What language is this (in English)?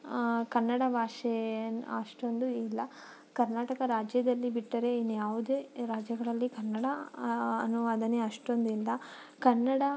Kannada